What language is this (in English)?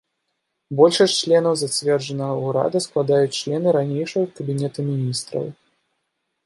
Belarusian